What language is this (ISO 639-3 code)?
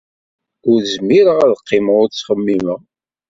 kab